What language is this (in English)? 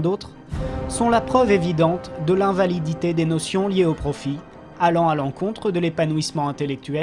French